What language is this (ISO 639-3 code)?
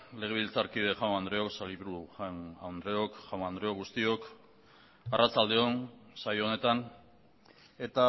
eus